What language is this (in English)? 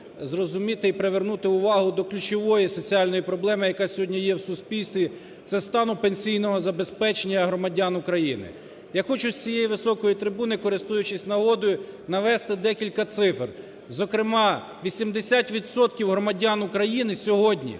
Ukrainian